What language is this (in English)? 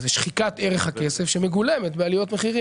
Hebrew